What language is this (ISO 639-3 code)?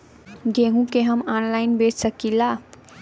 bho